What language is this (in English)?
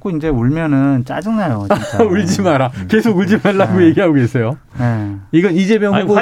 Korean